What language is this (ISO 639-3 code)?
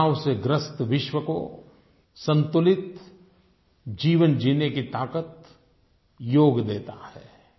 hin